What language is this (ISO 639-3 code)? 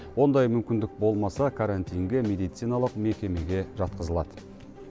kaz